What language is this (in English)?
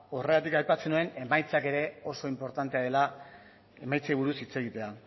Basque